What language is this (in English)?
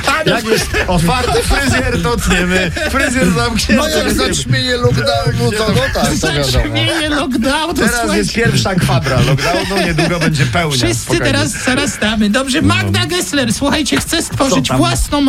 Polish